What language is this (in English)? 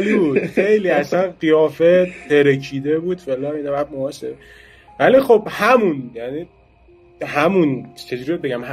Persian